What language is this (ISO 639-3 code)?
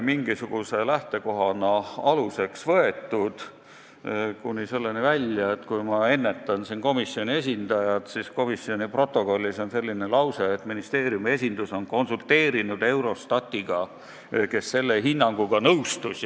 est